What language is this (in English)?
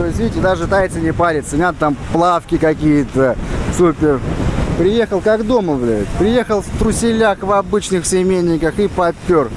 Russian